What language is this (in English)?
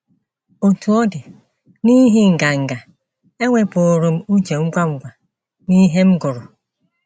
Igbo